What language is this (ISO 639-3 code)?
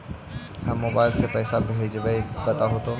mag